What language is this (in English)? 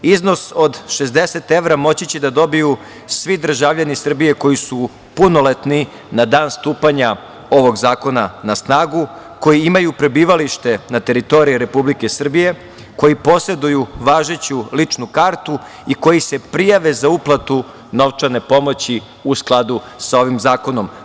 Serbian